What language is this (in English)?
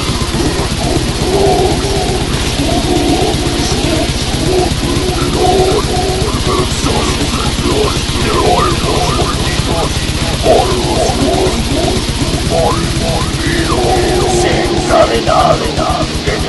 Czech